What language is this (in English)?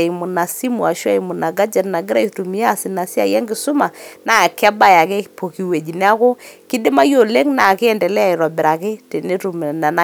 Masai